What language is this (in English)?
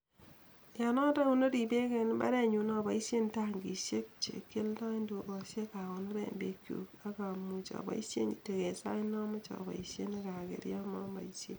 Kalenjin